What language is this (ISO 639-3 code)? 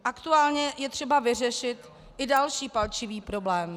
ces